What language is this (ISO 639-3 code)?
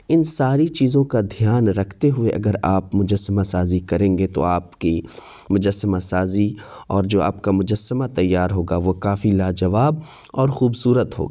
urd